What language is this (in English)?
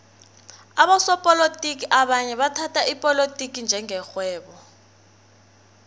South Ndebele